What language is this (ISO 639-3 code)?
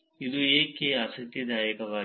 kan